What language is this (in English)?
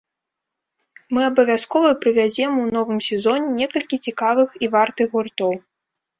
Belarusian